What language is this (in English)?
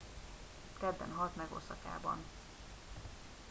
Hungarian